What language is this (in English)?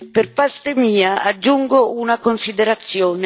Italian